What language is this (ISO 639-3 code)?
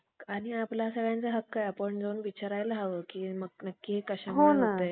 mar